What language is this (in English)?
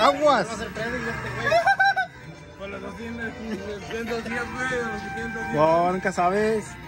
Spanish